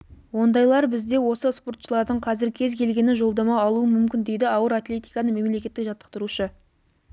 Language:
Kazakh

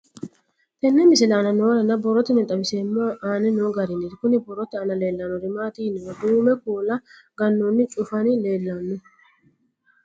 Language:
Sidamo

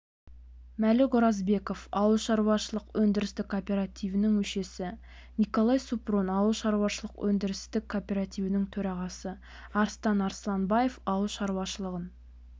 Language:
Kazakh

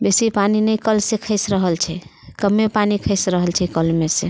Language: Maithili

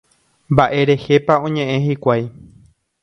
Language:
Guarani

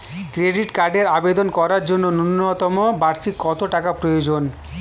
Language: Bangla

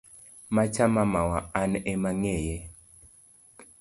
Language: Luo (Kenya and Tanzania)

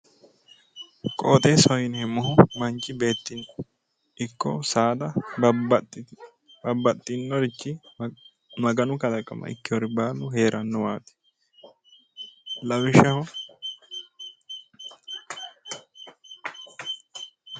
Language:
Sidamo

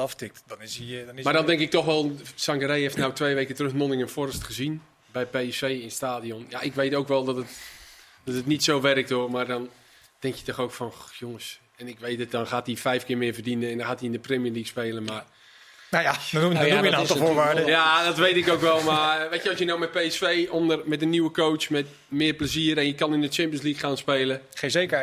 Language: Dutch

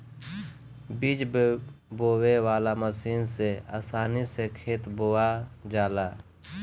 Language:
Bhojpuri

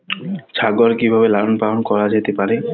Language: Bangla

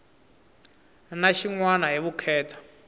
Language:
Tsonga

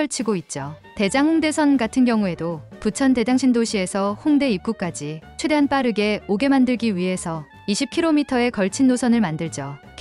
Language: Korean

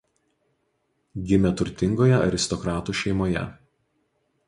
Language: Lithuanian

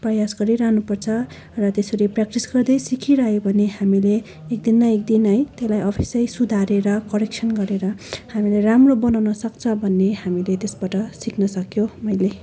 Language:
Nepali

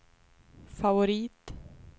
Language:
Swedish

